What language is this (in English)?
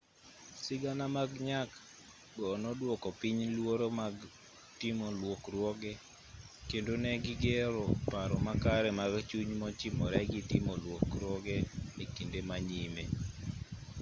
Luo (Kenya and Tanzania)